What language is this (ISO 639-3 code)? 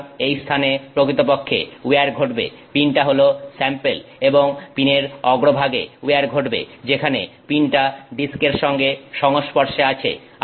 ben